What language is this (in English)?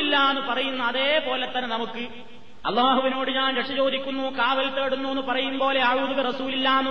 Malayalam